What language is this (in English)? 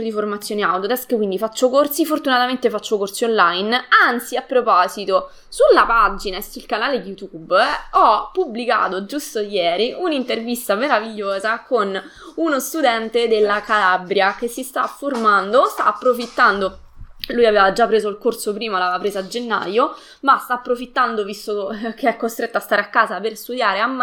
Italian